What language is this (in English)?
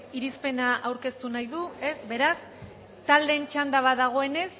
Basque